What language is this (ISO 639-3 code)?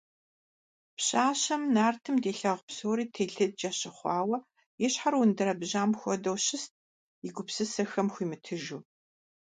kbd